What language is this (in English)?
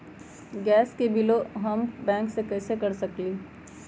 Magahi